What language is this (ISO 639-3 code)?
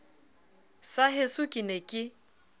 sot